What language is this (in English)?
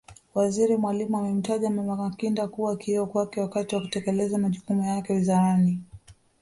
Swahili